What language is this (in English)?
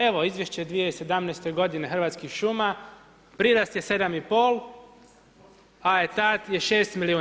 Croatian